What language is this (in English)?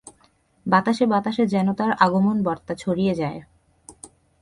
Bangla